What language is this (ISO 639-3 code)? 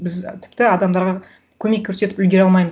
kaz